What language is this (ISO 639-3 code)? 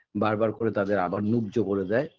ben